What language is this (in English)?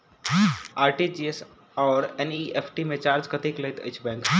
Maithili